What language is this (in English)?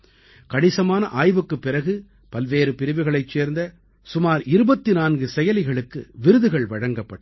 Tamil